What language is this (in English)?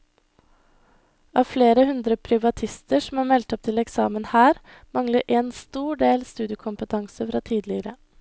Norwegian